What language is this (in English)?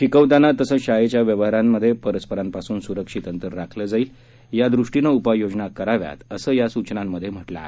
Marathi